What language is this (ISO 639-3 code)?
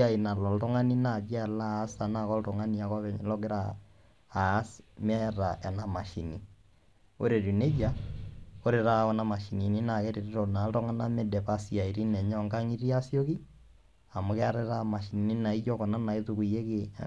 mas